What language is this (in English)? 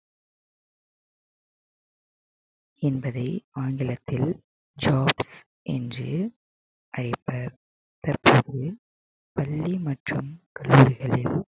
Tamil